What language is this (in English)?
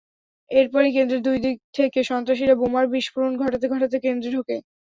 Bangla